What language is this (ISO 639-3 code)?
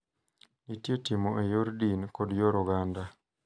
luo